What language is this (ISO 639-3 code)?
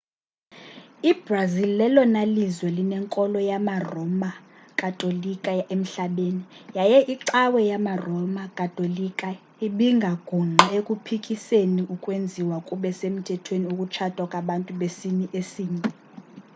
xho